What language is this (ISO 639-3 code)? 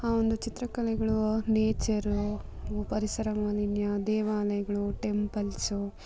kan